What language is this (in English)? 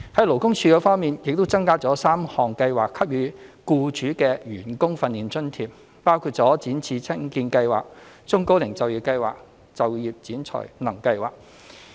Cantonese